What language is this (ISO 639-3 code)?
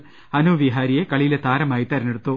mal